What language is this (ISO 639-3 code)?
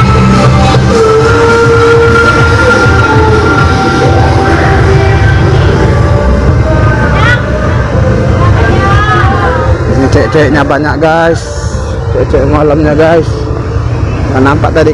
ind